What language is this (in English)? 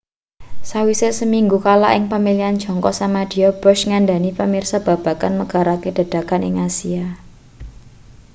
Javanese